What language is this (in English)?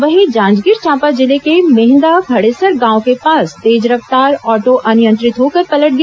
Hindi